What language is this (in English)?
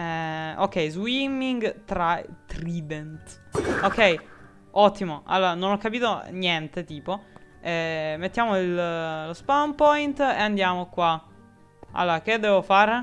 Italian